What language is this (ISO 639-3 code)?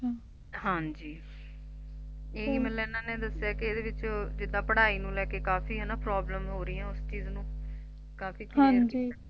pan